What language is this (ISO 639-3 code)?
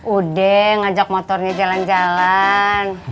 ind